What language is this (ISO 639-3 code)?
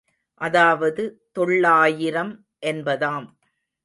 tam